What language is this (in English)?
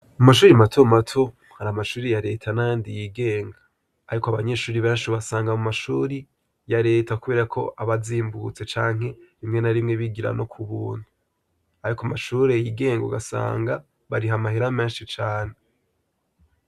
Rundi